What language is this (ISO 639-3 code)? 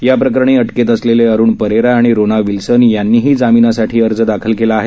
mar